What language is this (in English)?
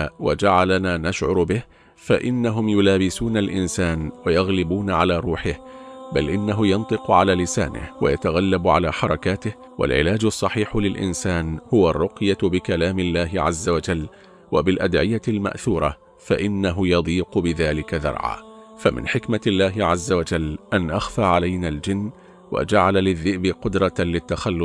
Arabic